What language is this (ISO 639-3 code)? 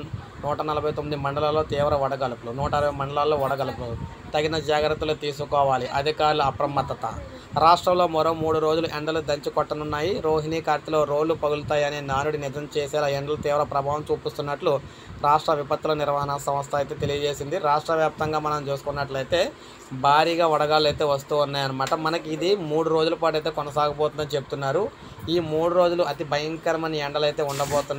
tel